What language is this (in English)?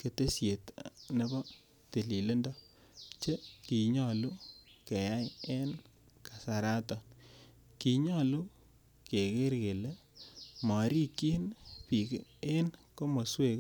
Kalenjin